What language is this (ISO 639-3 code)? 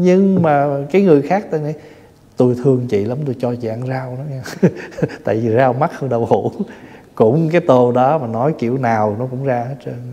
vie